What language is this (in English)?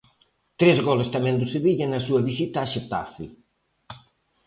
Galician